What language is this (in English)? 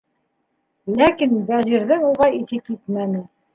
Bashkir